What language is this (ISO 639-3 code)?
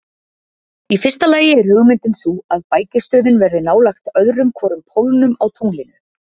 isl